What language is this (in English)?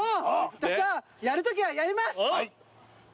Japanese